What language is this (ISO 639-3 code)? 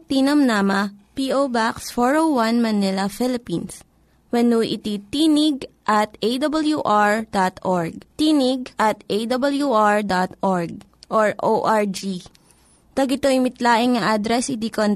fil